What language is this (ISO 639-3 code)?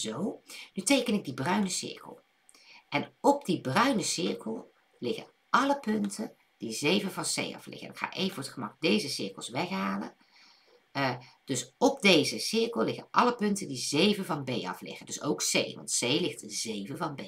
nld